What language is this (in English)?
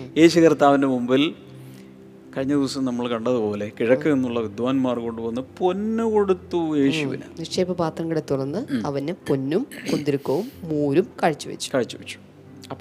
Malayalam